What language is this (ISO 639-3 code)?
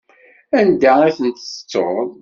kab